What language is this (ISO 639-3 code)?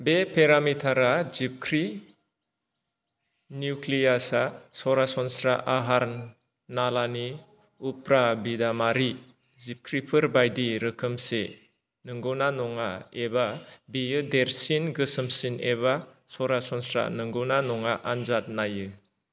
brx